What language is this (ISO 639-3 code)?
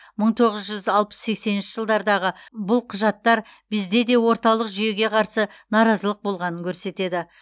kaz